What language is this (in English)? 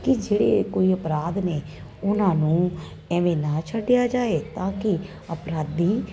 Punjabi